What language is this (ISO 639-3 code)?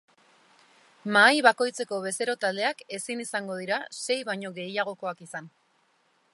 eus